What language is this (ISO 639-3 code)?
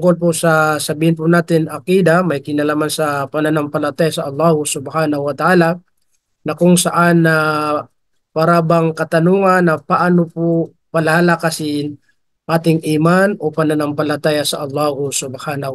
fil